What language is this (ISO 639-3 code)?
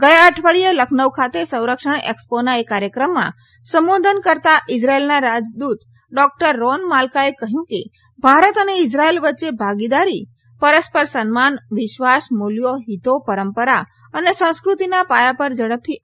guj